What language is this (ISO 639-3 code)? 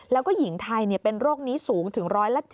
tha